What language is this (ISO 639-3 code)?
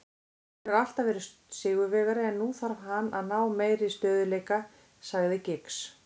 isl